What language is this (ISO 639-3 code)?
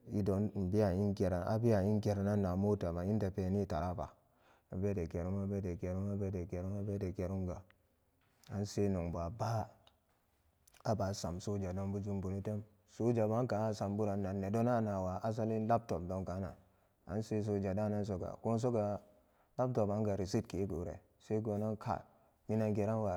ccg